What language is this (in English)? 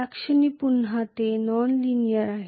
Marathi